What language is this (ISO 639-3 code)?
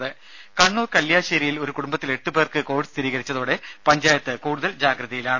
mal